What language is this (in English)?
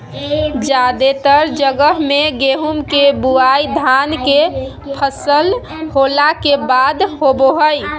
Magahi